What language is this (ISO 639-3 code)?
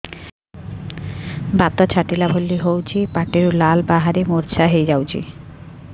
ori